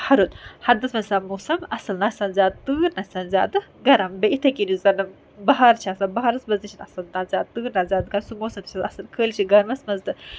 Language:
Kashmiri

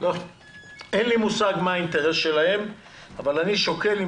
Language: Hebrew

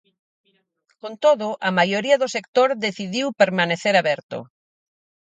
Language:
Galician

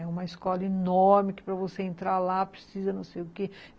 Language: Portuguese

